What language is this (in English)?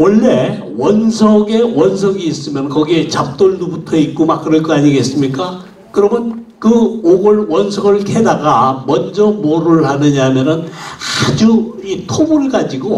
Korean